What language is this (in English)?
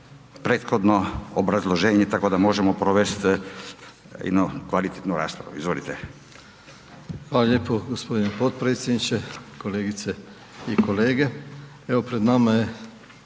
Croatian